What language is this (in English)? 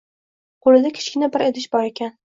Uzbek